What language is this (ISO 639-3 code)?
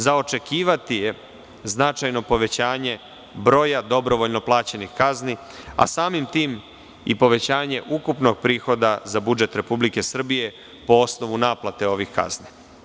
srp